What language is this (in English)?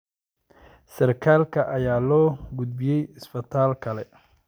Somali